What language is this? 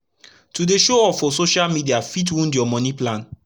Nigerian Pidgin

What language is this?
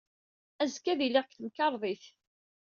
Kabyle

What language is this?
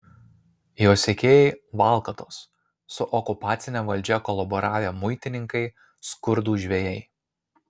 Lithuanian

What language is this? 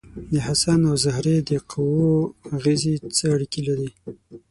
Pashto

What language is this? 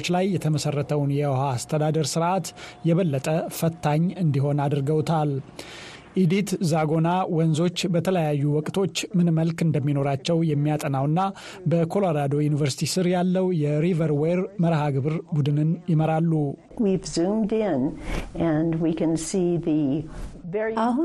Amharic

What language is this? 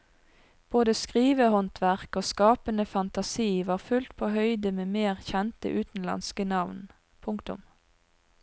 Norwegian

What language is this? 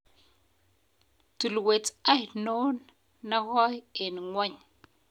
Kalenjin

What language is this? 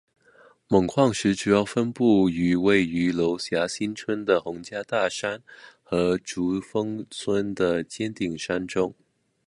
Chinese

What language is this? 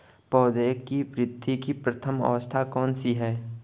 Hindi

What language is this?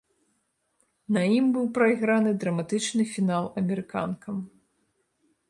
Belarusian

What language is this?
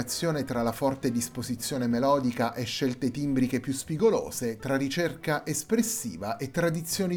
Italian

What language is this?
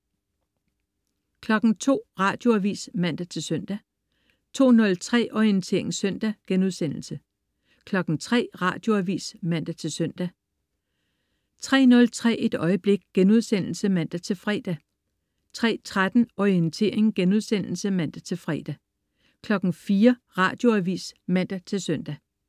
Danish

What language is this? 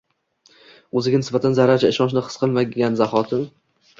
Uzbek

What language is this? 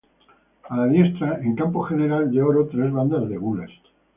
Spanish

